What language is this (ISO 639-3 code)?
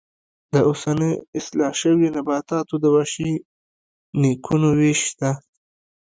pus